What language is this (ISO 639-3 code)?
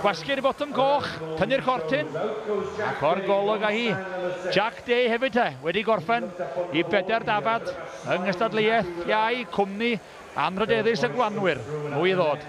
nld